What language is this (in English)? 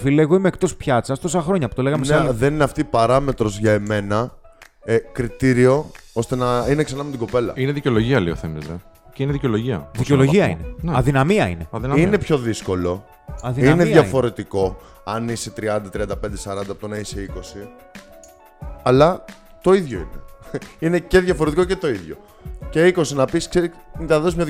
Greek